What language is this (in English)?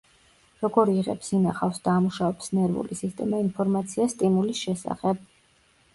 Georgian